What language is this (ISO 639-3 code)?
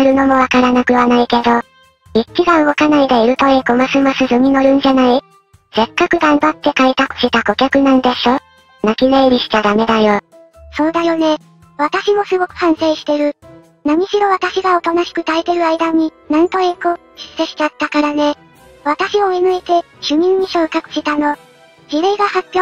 jpn